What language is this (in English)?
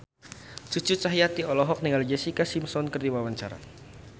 Sundanese